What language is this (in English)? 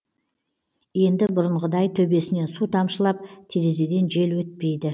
Kazakh